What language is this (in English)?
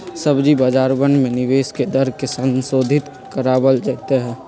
Magahi